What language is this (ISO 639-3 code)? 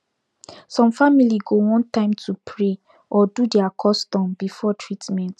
pcm